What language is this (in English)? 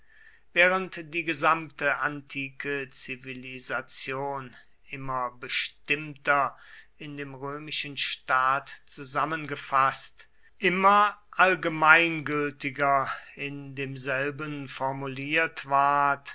German